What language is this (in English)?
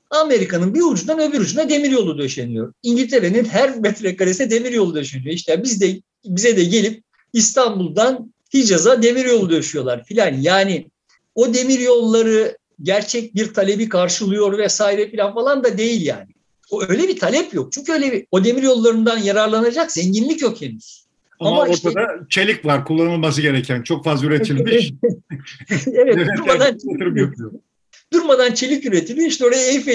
Turkish